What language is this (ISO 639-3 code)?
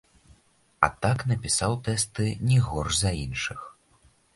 bel